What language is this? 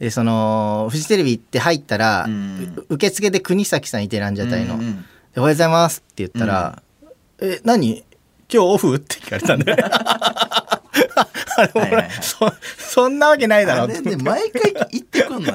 Japanese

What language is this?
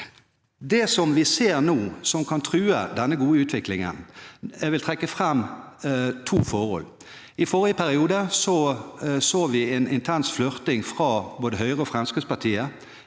Norwegian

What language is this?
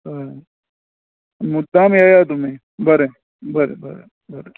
Konkani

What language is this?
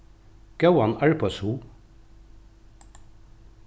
Faroese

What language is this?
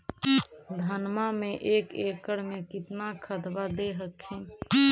Magahi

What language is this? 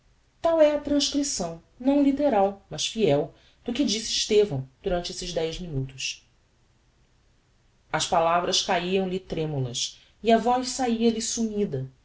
Portuguese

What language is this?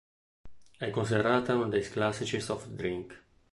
Italian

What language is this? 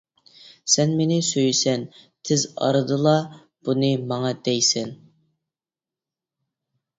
Uyghur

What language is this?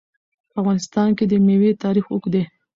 Pashto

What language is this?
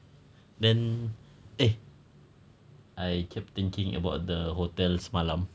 English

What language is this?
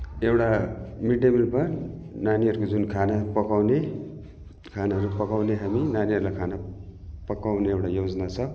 Nepali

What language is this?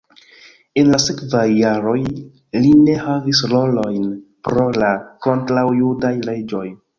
Esperanto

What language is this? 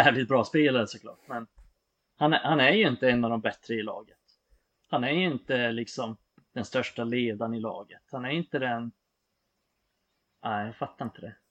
Swedish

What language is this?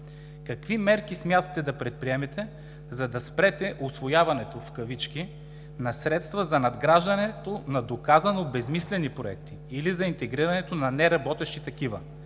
Bulgarian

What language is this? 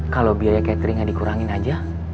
Indonesian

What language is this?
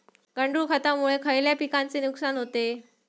Marathi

